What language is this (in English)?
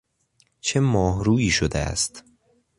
Persian